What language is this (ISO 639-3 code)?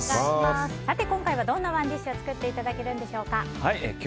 jpn